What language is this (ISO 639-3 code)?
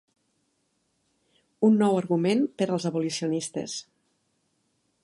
cat